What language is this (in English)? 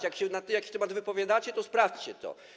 Polish